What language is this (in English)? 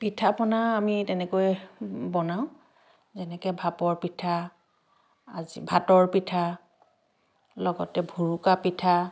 Assamese